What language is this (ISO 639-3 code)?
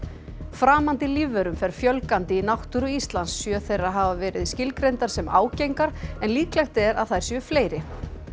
isl